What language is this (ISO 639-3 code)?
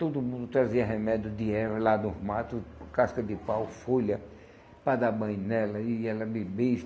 por